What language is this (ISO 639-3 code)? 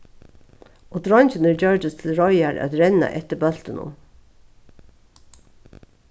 fao